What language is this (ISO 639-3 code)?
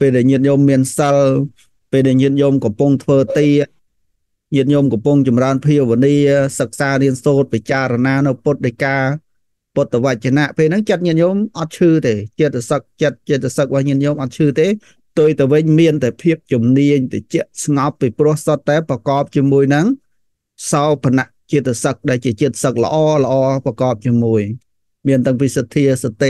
vie